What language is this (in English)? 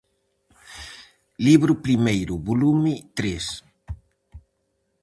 Galician